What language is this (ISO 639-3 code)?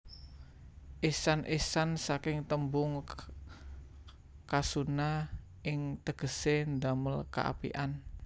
jav